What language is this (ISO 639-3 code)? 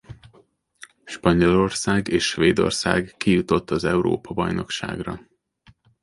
hun